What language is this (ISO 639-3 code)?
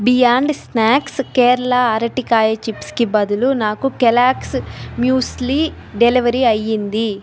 tel